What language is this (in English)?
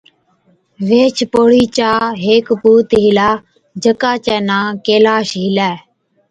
Od